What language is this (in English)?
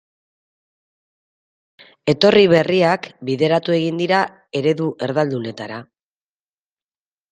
Basque